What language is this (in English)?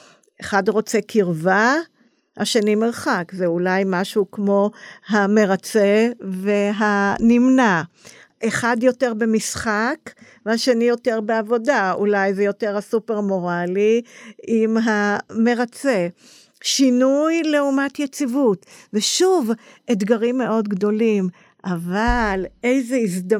Hebrew